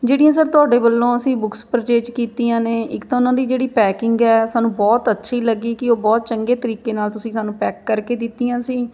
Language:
Punjabi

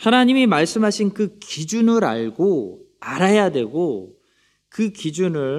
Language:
Korean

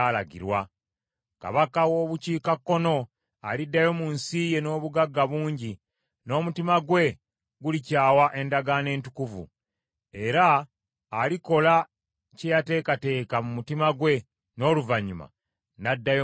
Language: Ganda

